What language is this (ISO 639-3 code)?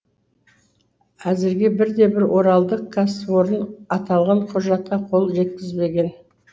kaz